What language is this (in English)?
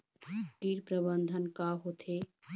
Chhattisgarhi